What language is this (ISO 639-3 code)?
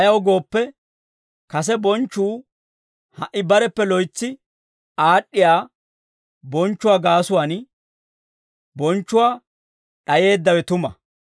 dwr